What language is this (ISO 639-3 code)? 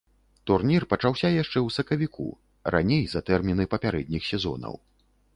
bel